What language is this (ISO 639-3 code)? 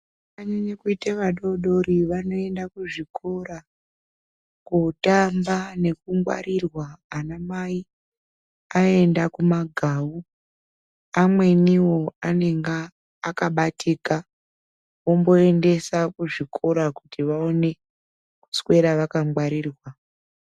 ndc